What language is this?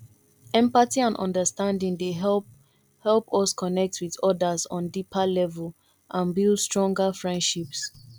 Nigerian Pidgin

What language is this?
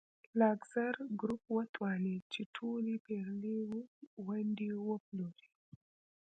Pashto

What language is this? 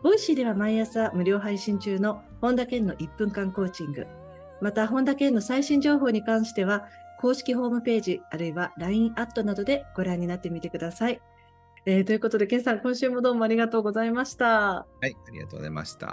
Japanese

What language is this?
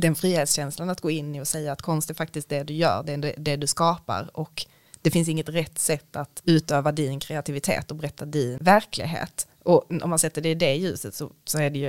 Swedish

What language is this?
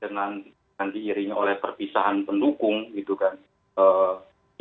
Indonesian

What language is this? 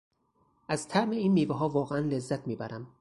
Persian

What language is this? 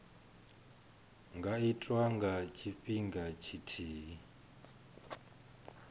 Venda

